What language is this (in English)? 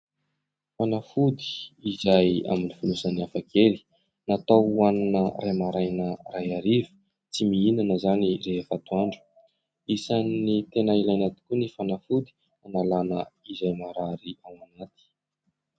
Malagasy